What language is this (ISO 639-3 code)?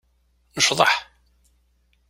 kab